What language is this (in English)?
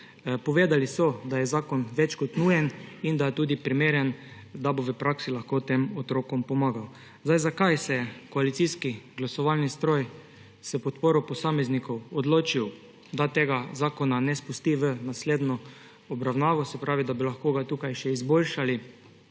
Slovenian